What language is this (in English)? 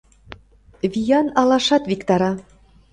Mari